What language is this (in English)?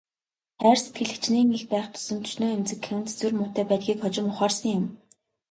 Mongolian